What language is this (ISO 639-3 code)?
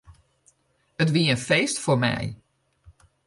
fry